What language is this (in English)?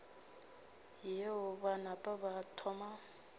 Northern Sotho